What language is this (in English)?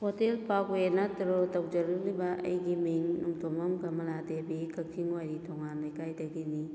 Manipuri